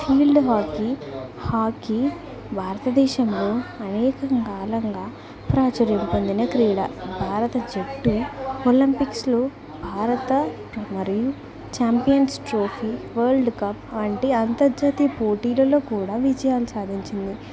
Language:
Telugu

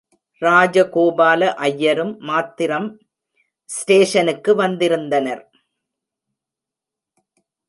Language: Tamil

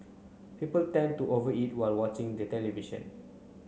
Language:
English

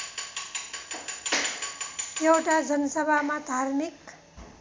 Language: Nepali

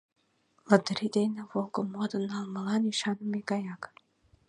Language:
Mari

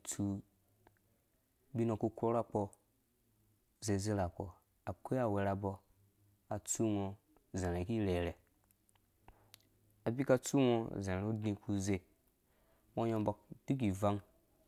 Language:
Dũya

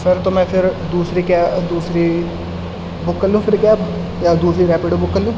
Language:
Urdu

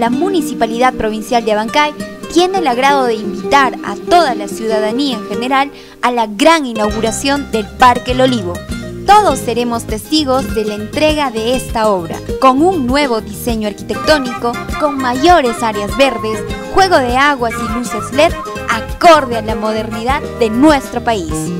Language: Spanish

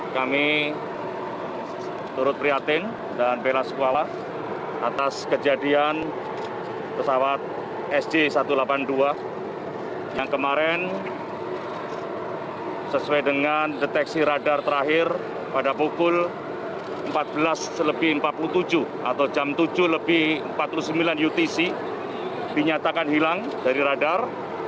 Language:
Indonesian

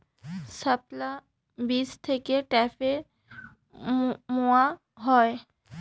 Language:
Bangla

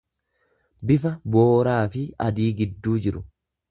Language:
Oromo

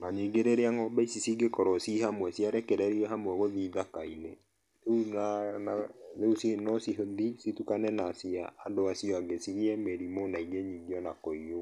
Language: Kikuyu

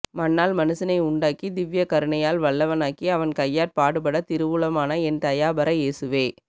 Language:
Tamil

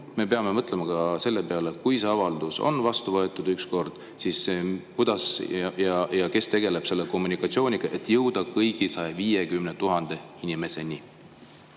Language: Estonian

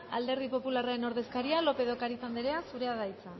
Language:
Basque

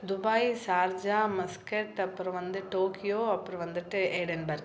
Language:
Tamil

